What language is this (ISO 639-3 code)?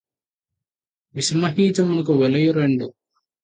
tel